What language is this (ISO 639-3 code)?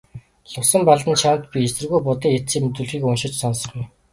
mon